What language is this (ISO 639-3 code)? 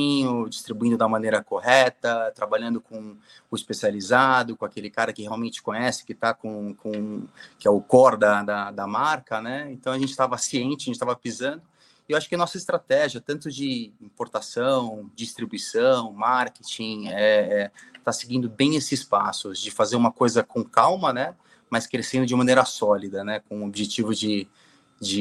por